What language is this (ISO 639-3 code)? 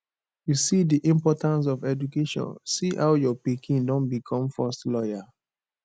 pcm